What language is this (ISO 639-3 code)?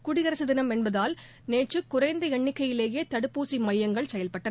tam